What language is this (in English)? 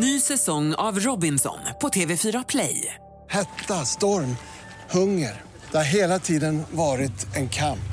Swedish